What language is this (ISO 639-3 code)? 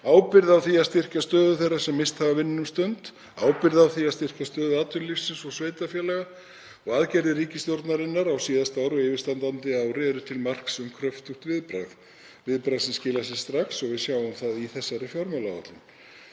isl